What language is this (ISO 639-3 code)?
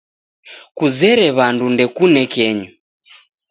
dav